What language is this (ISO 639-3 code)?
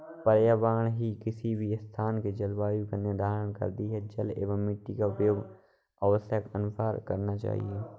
hin